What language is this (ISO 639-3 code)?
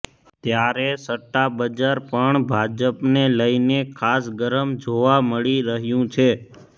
guj